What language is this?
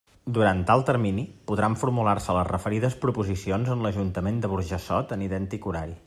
Catalan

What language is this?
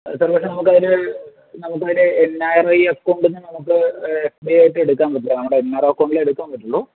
Malayalam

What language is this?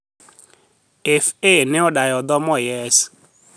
Luo (Kenya and Tanzania)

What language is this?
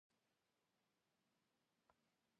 Kabardian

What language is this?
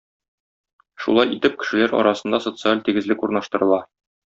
Tatar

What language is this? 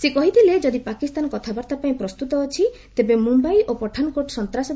Odia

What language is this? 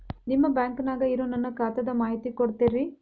Kannada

